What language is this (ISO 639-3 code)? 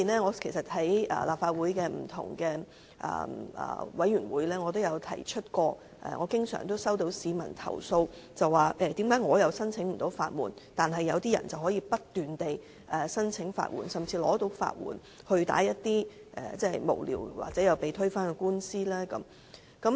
yue